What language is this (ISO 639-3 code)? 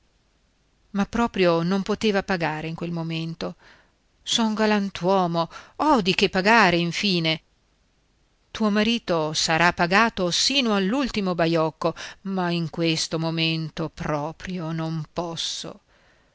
ita